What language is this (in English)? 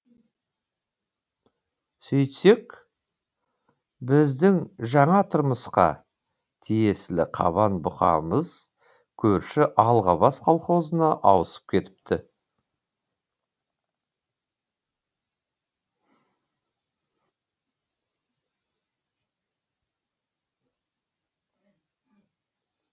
Kazakh